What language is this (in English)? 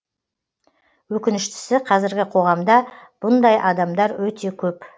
Kazakh